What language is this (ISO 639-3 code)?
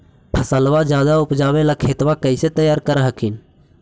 mag